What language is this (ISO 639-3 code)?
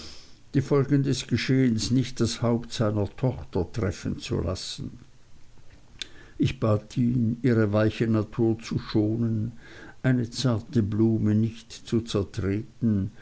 deu